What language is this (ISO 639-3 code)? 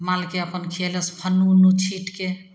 mai